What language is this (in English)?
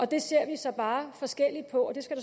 Danish